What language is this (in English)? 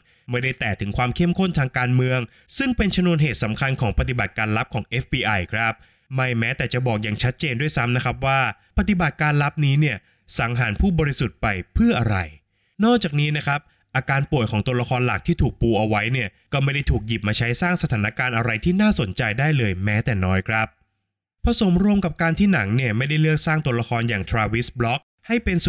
Thai